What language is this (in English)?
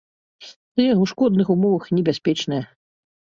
Belarusian